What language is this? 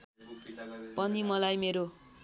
Nepali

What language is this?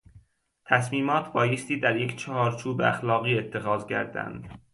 Persian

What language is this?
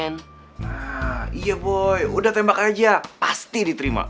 Indonesian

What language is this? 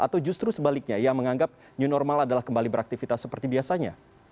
Indonesian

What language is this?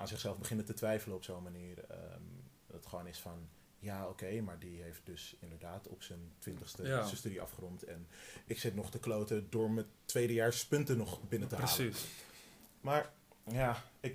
Dutch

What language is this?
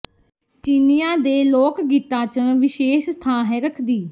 Punjabi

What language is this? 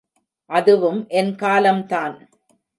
Tamil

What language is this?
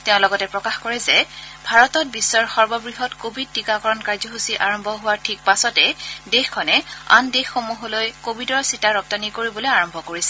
Assamese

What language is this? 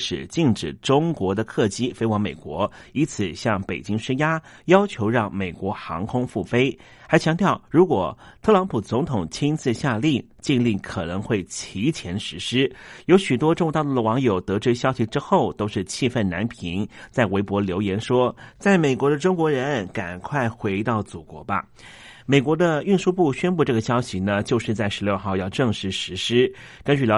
Chinese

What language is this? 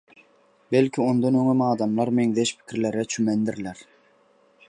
Turkmen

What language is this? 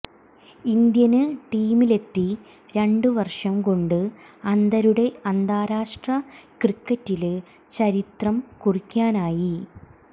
Malayalam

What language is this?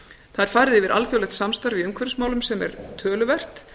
Icelandic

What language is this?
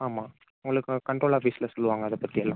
Tamil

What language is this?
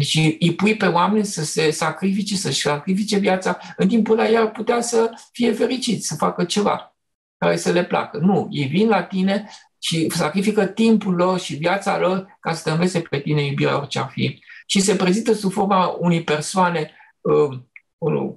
Romanian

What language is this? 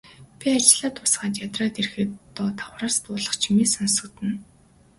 Mongolian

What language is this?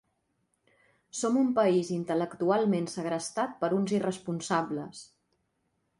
Catalan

